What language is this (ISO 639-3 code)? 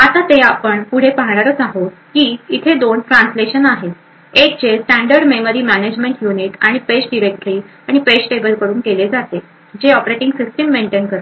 mar